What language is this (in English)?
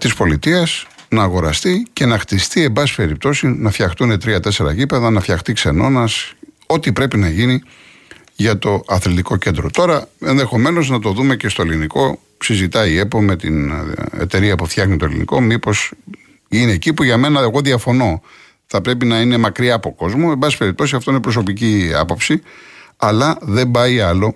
Greek